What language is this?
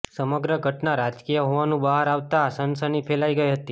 Gujarati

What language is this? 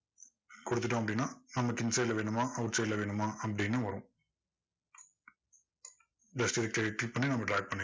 Tamil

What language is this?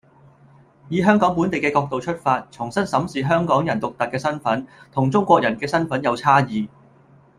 Cantonese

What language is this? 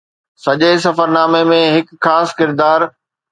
Sindhi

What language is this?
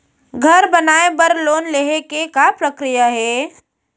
Chhattisgarhi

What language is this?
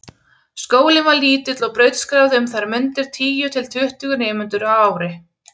Icelandic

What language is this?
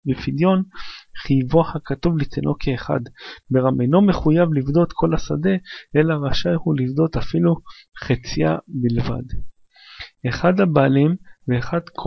Hebrew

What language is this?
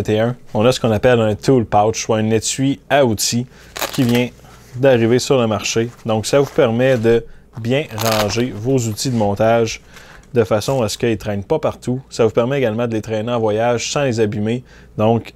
French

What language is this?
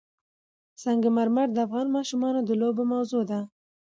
Pashto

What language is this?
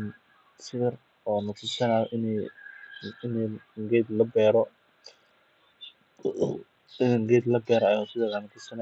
Somali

